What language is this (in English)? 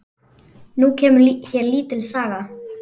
Icelandic